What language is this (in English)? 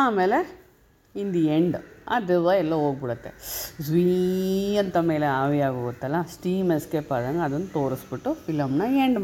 Kannada